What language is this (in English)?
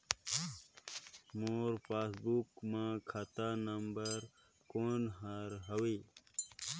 Chhattisgarhi